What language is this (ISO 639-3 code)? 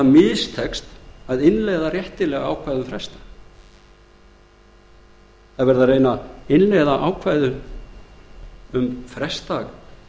isl